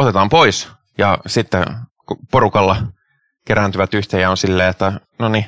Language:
Finnish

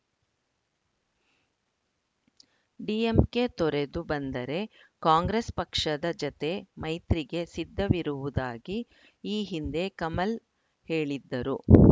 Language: Kannada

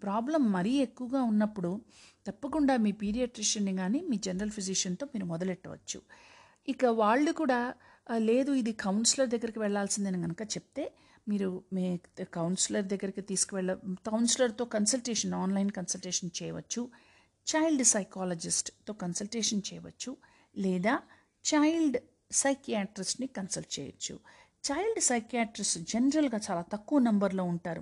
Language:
Telugu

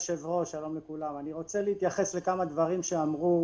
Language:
Hebrew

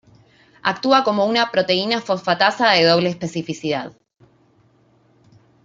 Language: Spanish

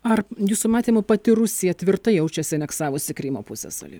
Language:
Lithuanian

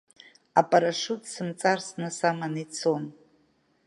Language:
Abkhazian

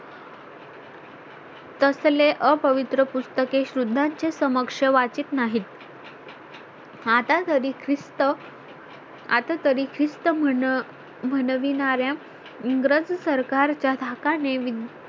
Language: Marathi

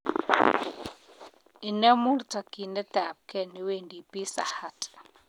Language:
Kalenjin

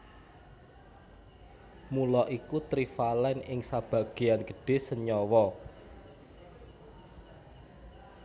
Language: Javanese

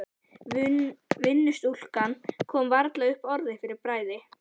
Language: Icelandic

